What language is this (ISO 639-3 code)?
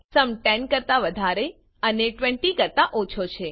guj